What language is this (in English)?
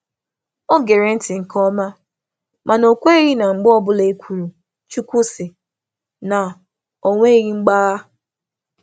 Igbo